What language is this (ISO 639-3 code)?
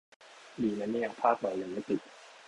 tha